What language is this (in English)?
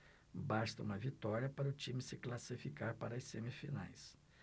Portuguese